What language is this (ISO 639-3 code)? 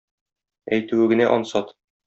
tat